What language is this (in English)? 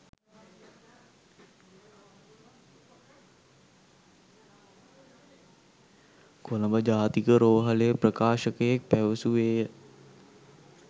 Sinhala